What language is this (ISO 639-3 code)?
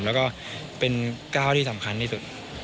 tha